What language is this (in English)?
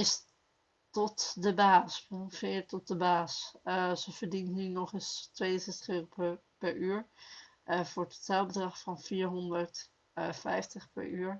Dutch